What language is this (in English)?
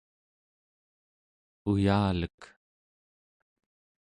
Central Yupik